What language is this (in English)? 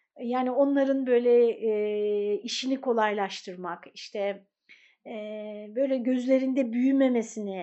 Turkish